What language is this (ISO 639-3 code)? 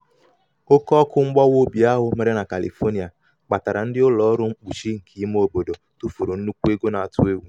ibo